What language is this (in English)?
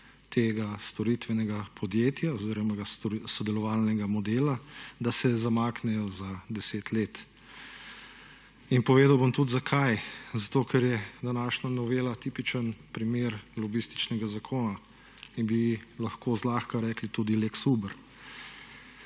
Slovenian